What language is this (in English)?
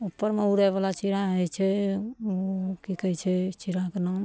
Maithili